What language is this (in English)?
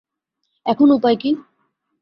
Bangla